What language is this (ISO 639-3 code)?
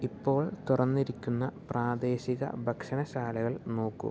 mal